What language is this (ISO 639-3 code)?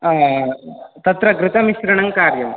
san